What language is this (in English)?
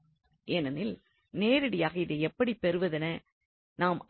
Tamil